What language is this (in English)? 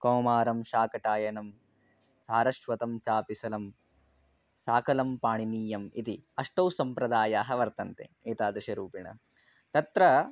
Sanskrit